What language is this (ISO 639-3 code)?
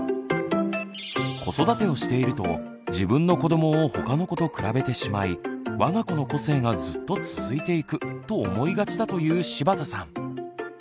jpn